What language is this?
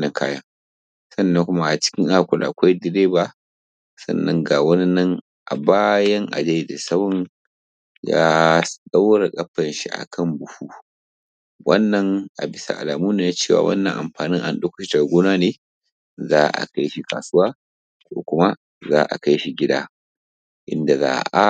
Hausa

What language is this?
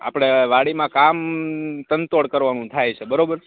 Gujarati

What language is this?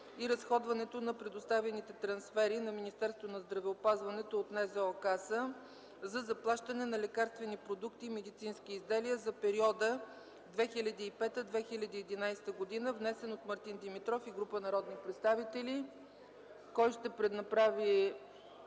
Bulgarian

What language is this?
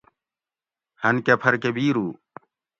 Gawri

